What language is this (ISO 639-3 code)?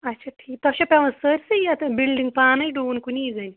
kas